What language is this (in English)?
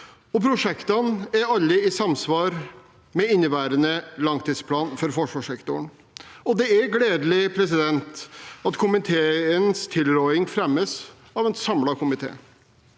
Norwegian